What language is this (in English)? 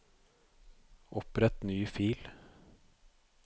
Norwegian